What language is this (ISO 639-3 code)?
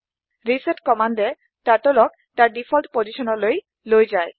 asm